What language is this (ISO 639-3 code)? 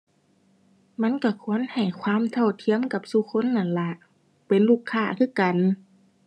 tha